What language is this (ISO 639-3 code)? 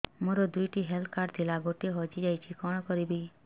ori